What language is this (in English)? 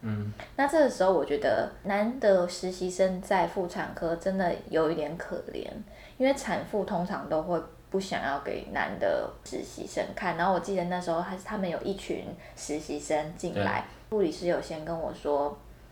Chinese